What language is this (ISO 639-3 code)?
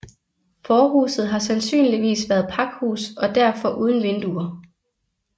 dan